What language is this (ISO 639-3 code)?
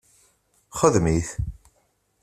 kab